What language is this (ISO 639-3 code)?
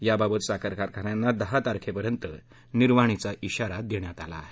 mar